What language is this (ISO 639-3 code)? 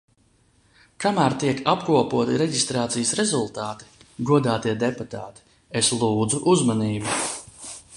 lav